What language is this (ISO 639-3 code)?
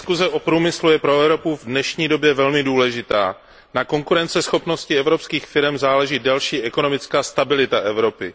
ces